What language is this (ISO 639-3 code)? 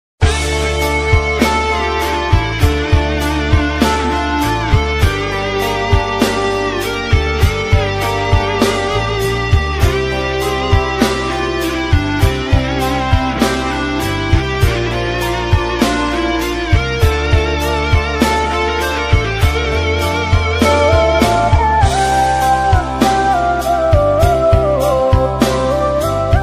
vie